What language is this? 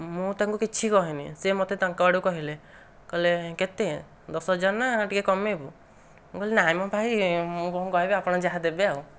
Odia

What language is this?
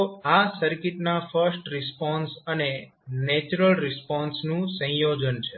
Gujarati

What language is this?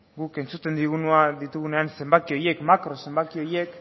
Basque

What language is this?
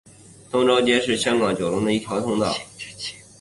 Chinese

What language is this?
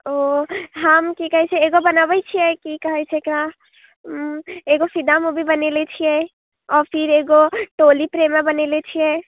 Maithili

